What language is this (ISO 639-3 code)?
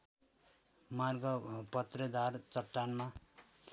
nep